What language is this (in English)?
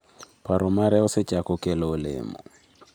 Luo (Kenya and Tanzania)